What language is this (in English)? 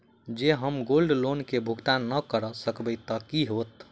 Maithili